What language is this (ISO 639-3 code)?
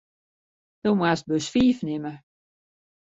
fry